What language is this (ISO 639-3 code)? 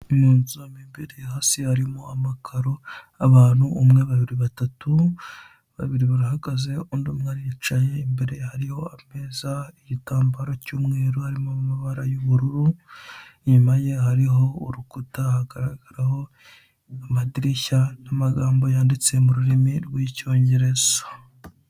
kin